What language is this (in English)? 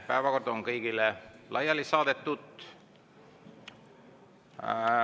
Estonian